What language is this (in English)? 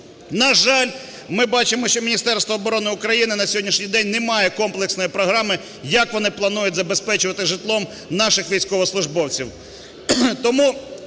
Ukrainian